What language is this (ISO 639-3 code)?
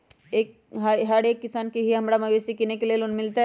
mag